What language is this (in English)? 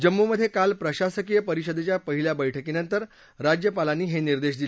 Marathi